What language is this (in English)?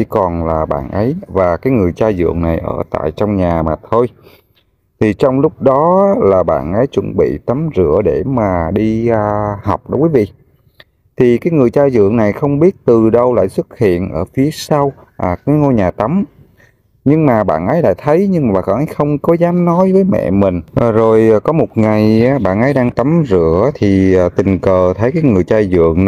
Vietnamese